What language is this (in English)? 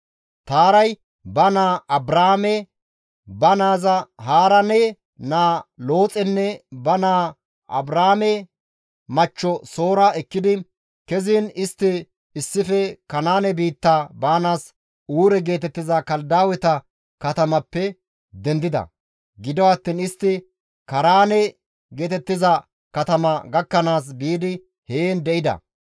Gamo